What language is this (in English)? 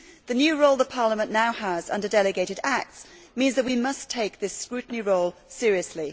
English